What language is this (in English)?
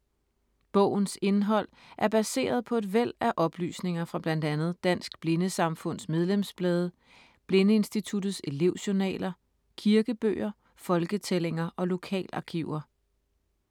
Danish